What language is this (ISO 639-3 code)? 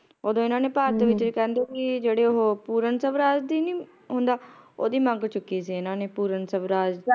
pan